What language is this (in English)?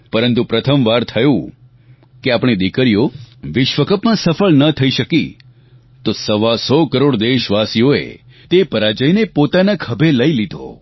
Gujarati